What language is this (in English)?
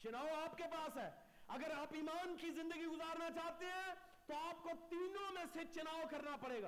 Urdu